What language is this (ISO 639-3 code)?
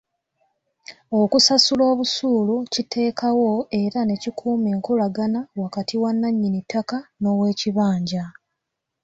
lug